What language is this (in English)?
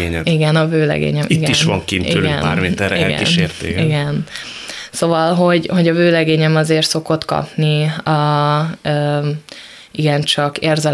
Hungarian